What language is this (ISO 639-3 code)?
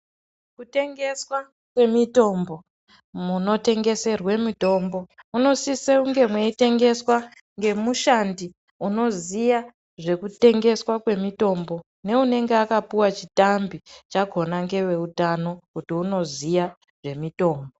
ndc